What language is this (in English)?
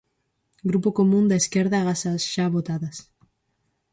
Galician